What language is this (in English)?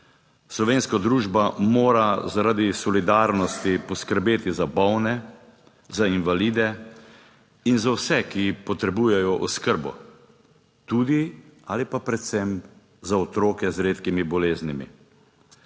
Slovenian